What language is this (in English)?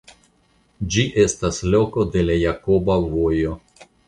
Esperanto